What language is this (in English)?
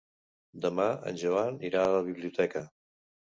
Catalan